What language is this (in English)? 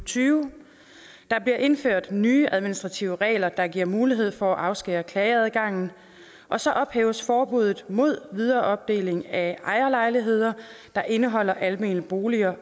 Danish